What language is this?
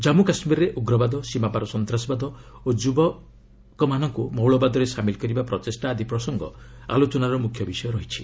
Odia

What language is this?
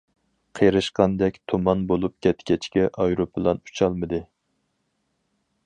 Uyghur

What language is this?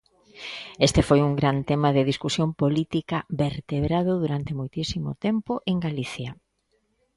Galician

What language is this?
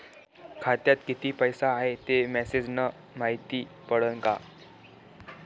Marathi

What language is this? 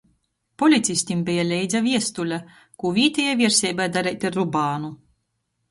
Latgalian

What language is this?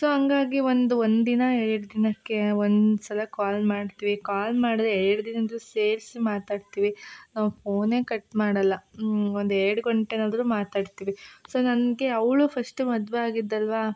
Kannada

